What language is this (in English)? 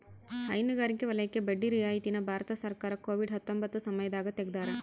Kannada